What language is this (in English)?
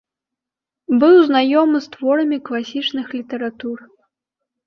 Belarusian